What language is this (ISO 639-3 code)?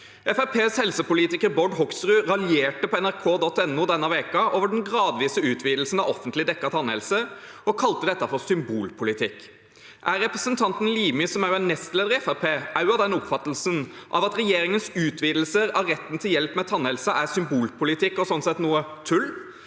nor